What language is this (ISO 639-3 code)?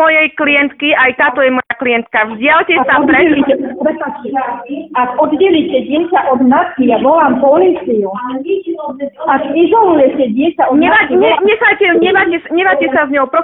slk